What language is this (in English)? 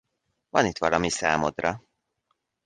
Hungarian